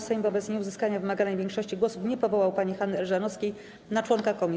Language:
Polish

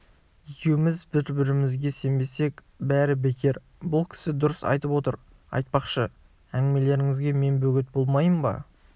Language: Kazakh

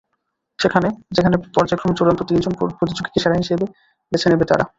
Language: Bangla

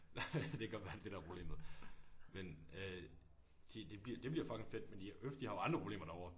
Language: Danish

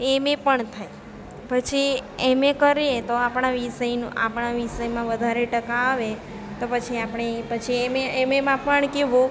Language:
Gujarati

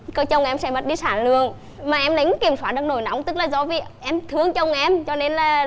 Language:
Vietnamese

